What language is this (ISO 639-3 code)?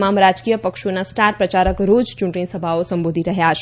guj